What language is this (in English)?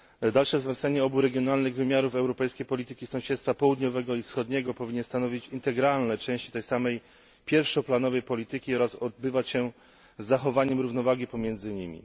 Polish